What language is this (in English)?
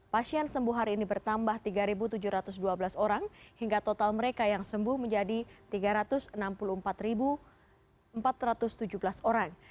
Indonesian